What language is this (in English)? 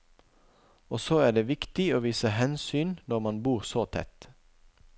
Norwegian